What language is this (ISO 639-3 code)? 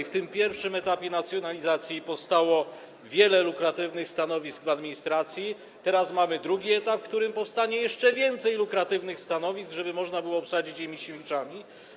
pol